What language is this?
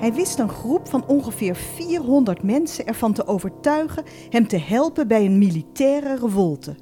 Dutch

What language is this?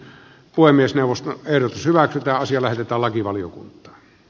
Finnish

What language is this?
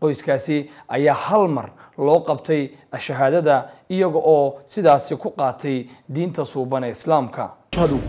Arabic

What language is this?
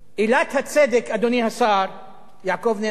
Hebrew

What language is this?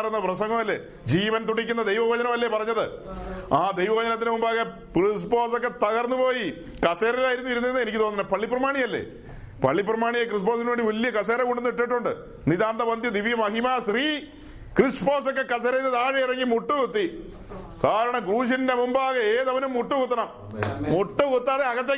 Malayalam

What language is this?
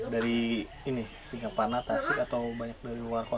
Indonesian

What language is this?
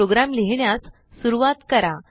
Marathi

